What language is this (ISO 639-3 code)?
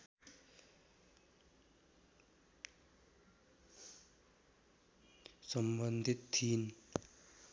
nep